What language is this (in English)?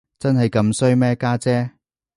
Cantonese